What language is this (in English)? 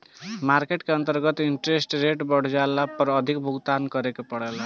Bhojpuri